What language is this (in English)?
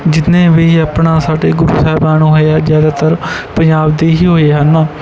Punjabi